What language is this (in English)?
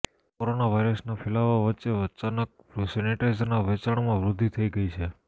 Gujarati